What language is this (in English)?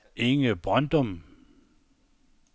Danish